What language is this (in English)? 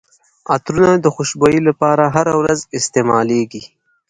Pashto